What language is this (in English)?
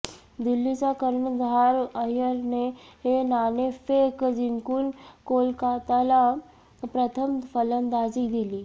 Marathi